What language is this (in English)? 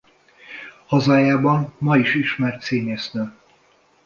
Hungarian